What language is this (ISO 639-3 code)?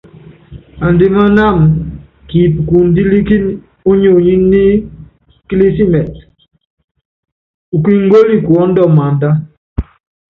yav